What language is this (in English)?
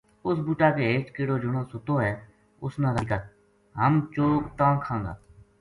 Gujari